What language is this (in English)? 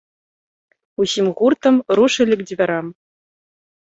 Belarusian